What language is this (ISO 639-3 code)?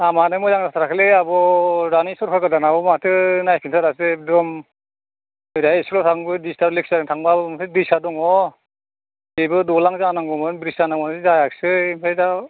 brx